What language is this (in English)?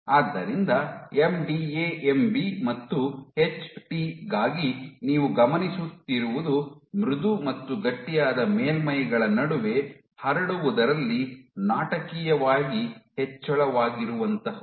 Kannada